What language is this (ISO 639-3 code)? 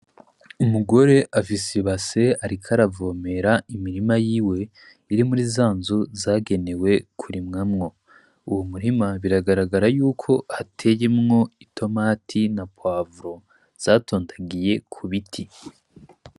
run